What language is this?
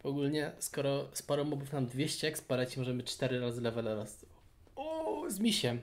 Polish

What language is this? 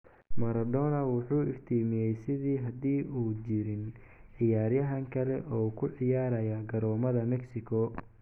Somali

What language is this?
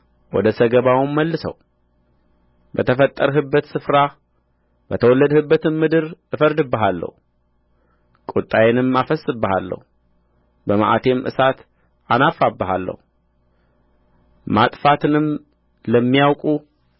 Amharic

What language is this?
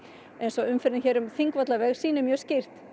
Icelandic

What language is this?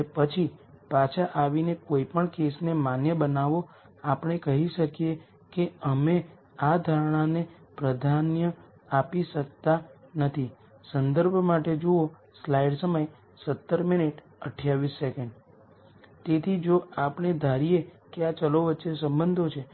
Gujarati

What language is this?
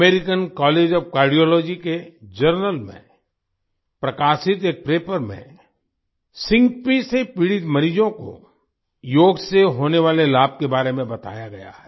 Hindi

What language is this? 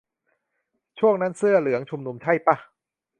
Thai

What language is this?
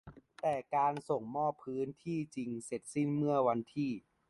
Thai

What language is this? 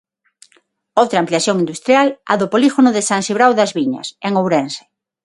Galician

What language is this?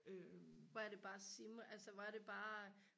Danish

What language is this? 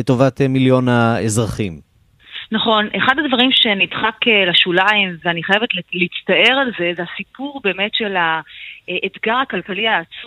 Hebrew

